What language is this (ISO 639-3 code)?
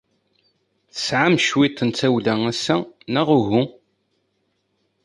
kab